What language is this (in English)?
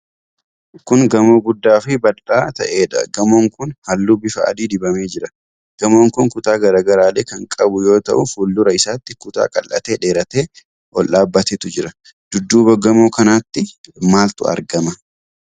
Oromo